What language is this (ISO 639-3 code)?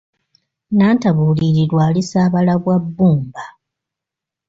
lug